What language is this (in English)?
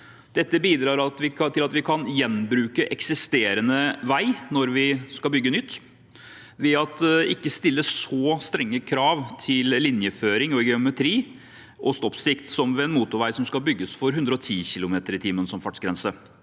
Norwegian